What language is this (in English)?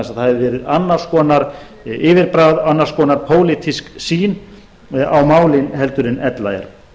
Icelandic